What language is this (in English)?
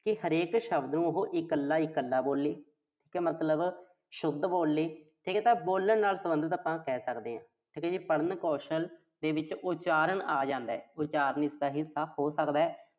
Punjabi